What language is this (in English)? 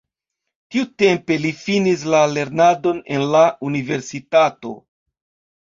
Esperanto